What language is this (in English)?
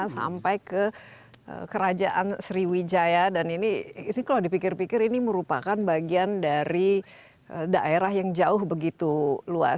Indonesian